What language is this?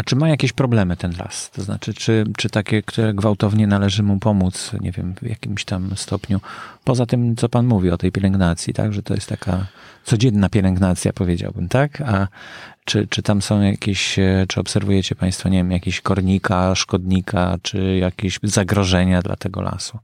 Polish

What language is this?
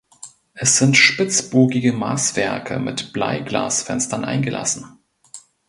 German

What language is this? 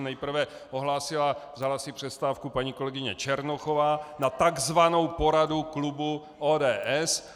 Czech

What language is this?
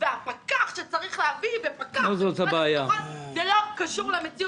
Hebrew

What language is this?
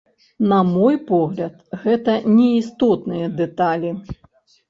Belarusian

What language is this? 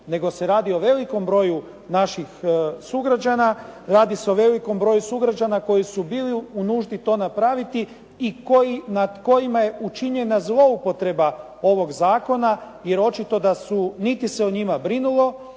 Croatian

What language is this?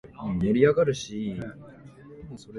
Japanese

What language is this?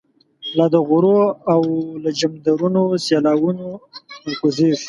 Pashto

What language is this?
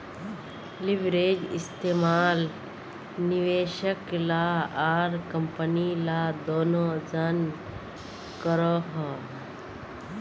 Magahi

